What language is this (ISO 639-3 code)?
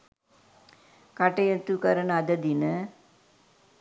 sin